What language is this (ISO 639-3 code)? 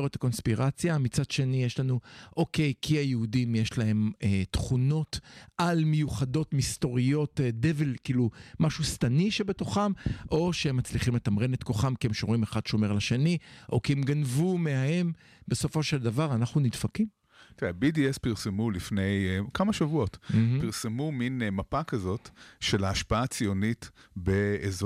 heb